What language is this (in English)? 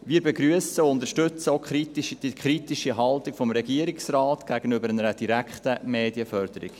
Swiss German